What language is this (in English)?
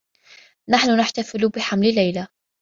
Arabic